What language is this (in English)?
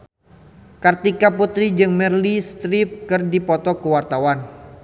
Sundanese